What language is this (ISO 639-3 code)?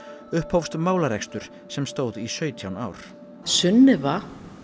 isl